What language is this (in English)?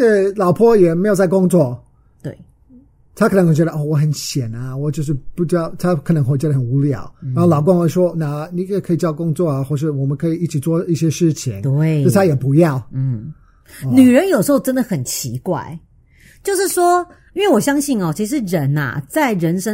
Chinese